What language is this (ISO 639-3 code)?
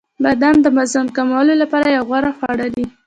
pus